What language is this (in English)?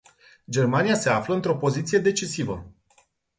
Romanian